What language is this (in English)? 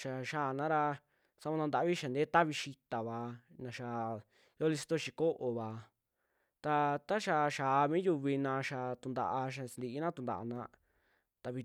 Western Juxtlahuaca Mixtec